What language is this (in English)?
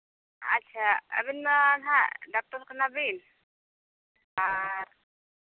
Santali